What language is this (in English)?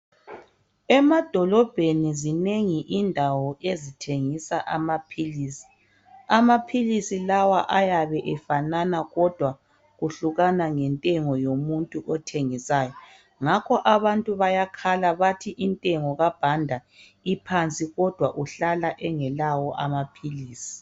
North Ndebele